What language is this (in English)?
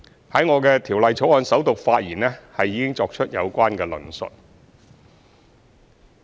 Cantonese